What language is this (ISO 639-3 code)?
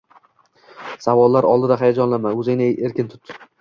uzb